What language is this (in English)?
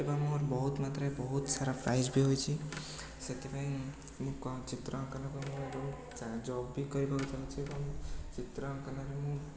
Odia